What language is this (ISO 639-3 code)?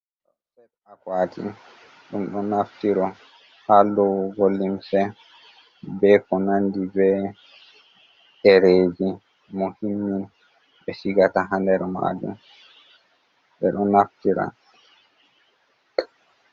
ful